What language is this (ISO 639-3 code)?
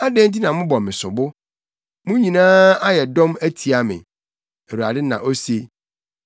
aka